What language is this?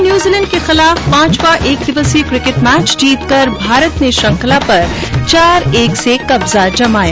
Hindi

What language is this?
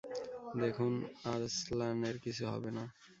Bangla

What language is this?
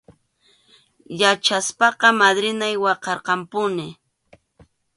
Arequipa-La Unión Quechua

